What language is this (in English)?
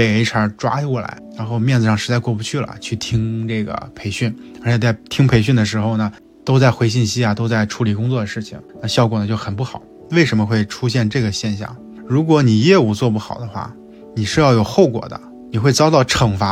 Chinese